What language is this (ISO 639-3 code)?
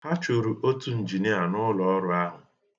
ibo